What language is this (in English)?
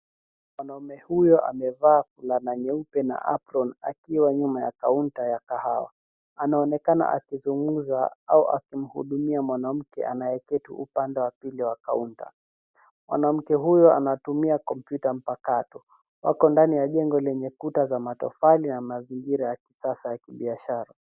Swahili